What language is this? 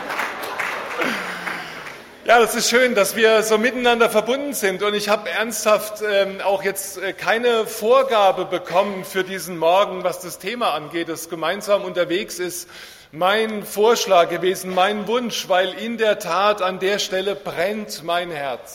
German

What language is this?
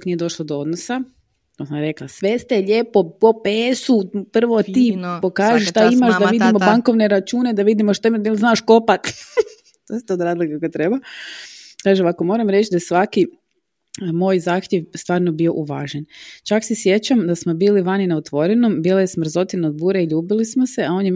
Croatian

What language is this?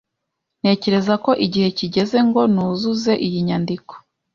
Kinyarwanda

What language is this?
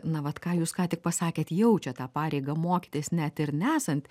Lithuanian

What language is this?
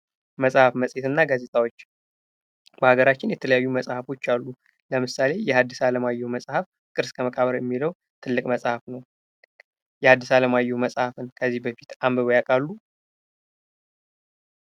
Amharic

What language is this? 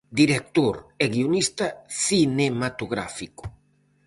Galician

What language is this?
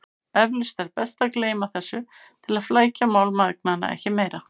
Icelandic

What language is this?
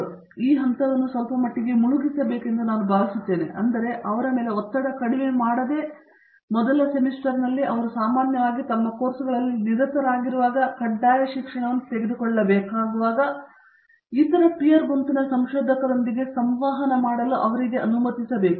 Kannada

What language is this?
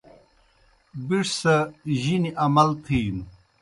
Kohistani Shina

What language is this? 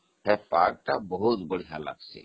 Odia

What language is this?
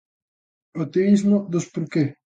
Galician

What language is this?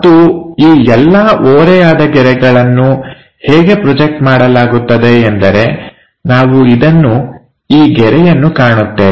Kannada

